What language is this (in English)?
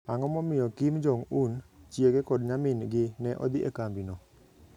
Luo (Kenya and Tanzania)